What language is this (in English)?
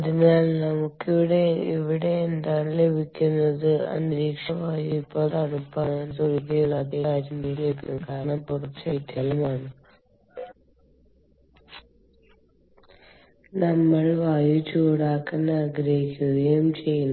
Malayalam